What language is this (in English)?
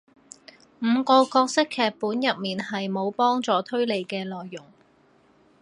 Cantonese